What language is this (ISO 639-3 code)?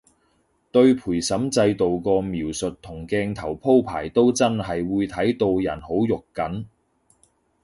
yue